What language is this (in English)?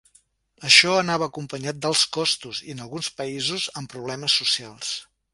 Catalan